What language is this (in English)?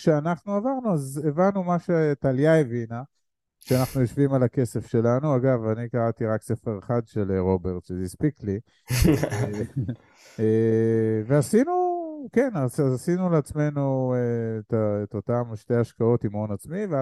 Hebrew